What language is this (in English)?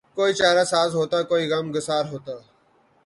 Urdu